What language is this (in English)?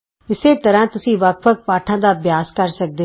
Punjabi